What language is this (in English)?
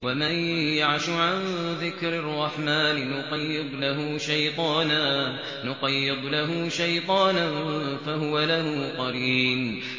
Arabic